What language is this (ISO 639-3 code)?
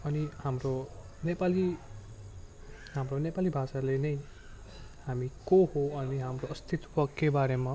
nep